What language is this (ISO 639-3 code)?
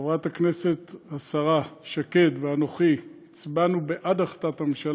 heb